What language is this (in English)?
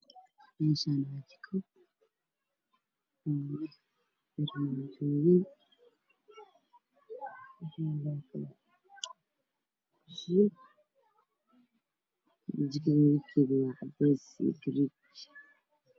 Somali